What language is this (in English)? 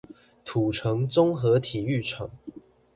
Chinese